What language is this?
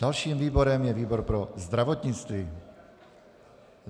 Czech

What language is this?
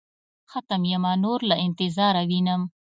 Pashto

